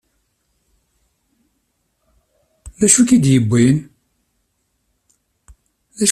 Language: Kabyle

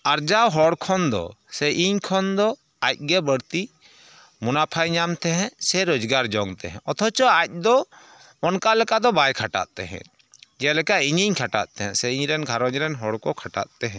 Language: Santali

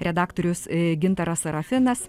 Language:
Lithuanian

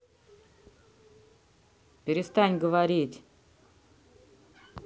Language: Russian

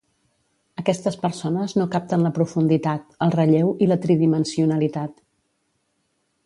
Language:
Catalan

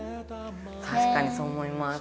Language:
Japanese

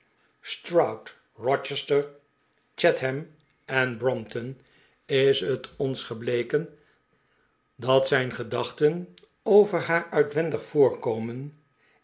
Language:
Dutch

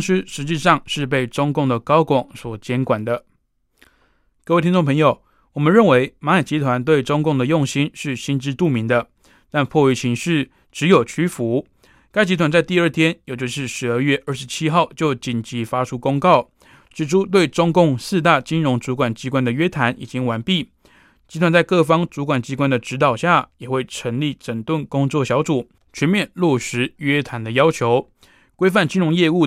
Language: Chinese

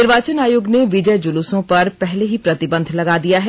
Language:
Hindi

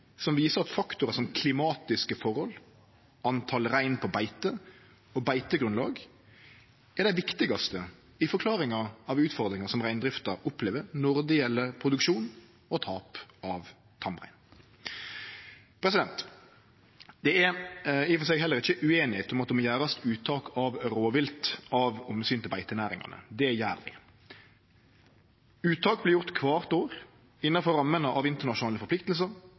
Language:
Norwegian Nynorsk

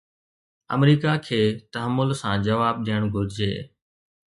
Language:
Sindhi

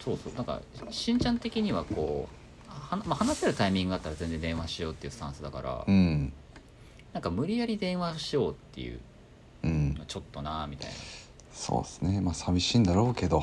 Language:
Japanese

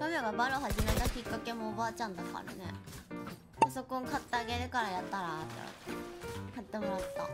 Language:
Japanese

